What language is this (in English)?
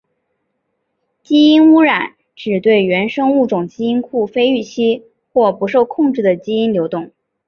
Chinese